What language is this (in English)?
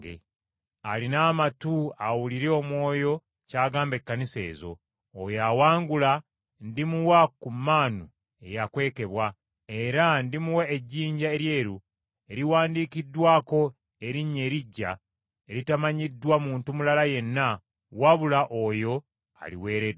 Ganda